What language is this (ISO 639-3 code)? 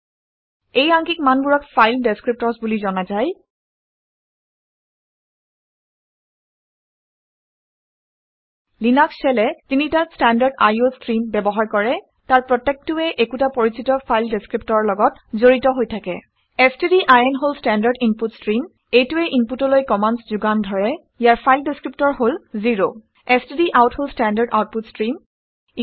asm